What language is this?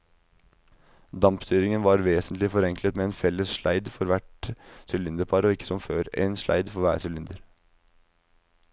Norwegian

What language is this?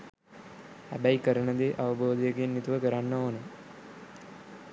Sinhala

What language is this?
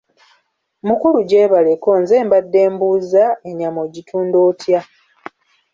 Ganda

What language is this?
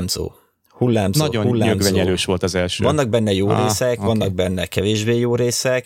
Hungarian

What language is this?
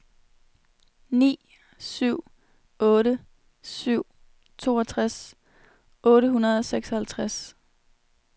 Danish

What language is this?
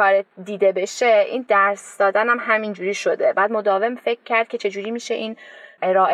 Persian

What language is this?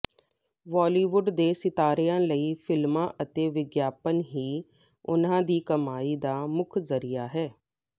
Punjabi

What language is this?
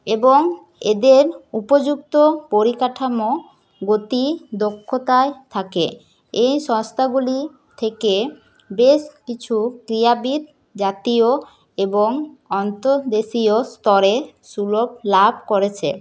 Bangla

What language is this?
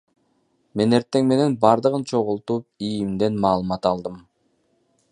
Kyrgyz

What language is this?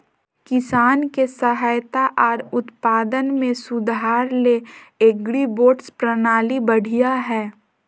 Magahi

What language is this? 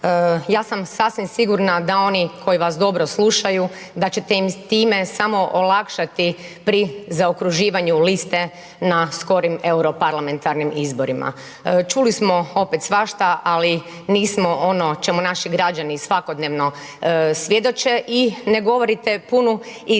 Croatian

